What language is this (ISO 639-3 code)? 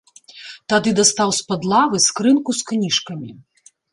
bel